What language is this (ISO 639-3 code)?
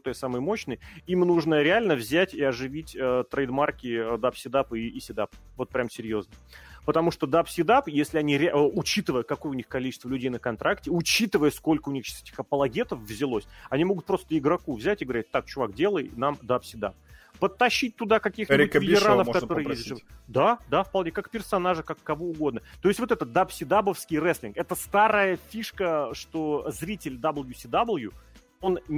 rus